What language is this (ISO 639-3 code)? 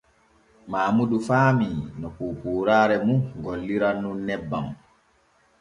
fue